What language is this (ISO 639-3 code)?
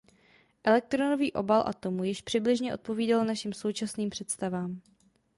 ces